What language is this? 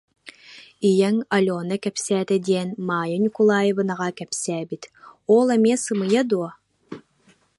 Yakut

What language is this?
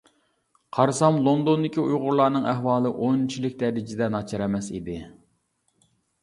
Uyghur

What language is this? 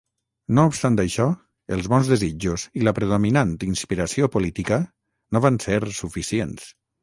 Catalan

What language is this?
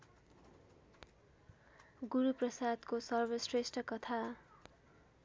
Nepali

